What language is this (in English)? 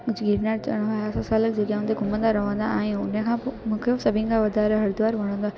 Sindhi